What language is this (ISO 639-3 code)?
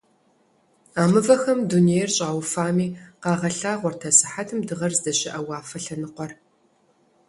kbd